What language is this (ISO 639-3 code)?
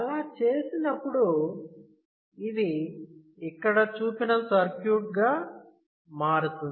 tel